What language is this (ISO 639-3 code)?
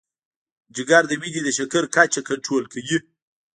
pus